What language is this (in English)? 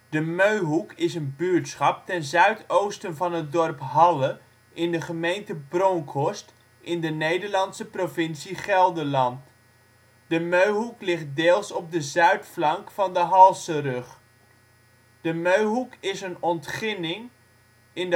Dutch